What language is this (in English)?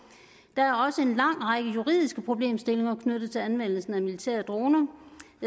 Danish